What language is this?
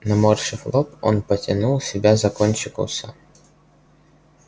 Russian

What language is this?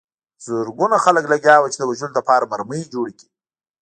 Pashto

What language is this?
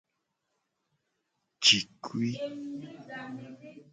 Gen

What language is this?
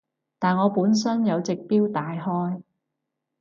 Cantonese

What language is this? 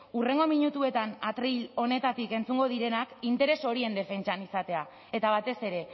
Basque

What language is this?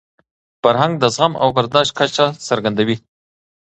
Pashto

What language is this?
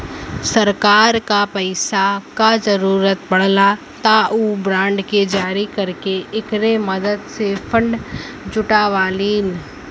Bhojpuri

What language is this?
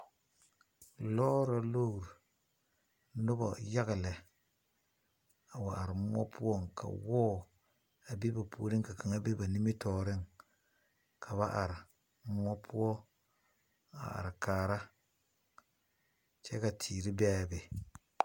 Southern Dagaare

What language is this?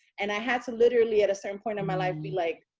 English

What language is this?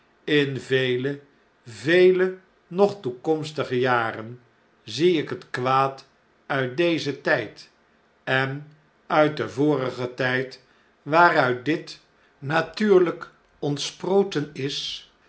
Dutch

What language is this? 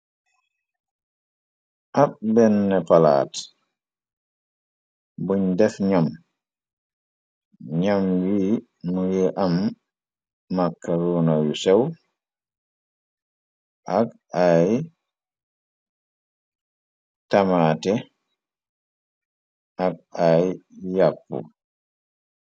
Wolof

